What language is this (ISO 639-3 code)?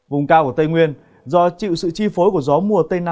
vie